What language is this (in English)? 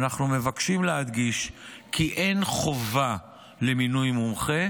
Hebrew